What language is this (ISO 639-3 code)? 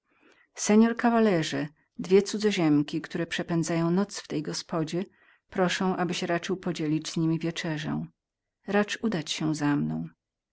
pol